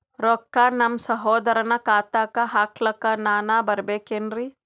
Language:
Kannada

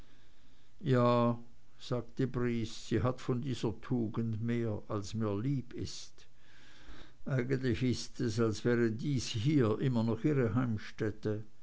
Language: German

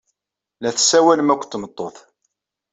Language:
Kabyle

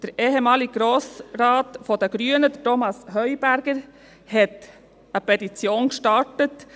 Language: Swiss German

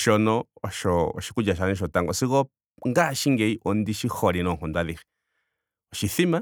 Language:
Ndonga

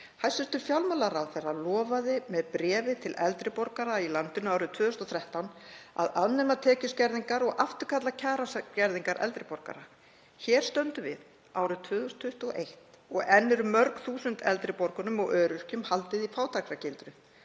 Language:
Icelandic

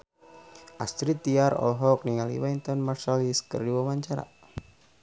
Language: Sundanese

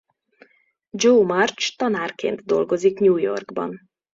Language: Hungarian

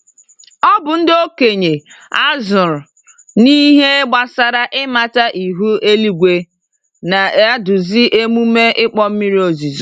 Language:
Igbo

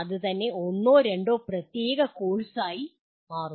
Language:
Malayalam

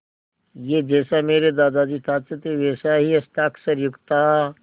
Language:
Hindi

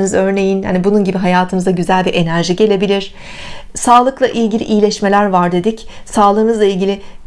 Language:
Turkish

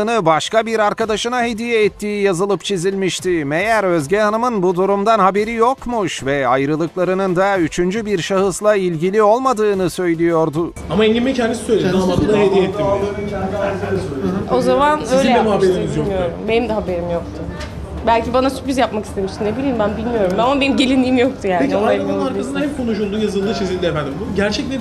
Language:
Turkish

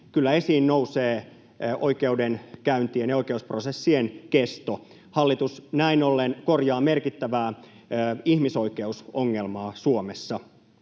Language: Finnish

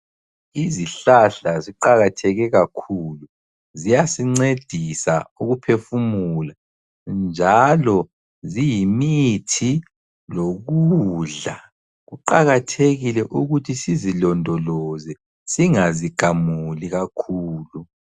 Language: North Ndebele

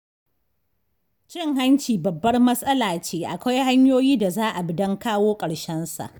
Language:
Hausa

